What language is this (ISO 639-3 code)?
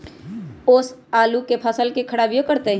mag